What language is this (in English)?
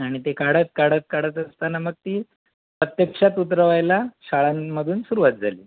Marathi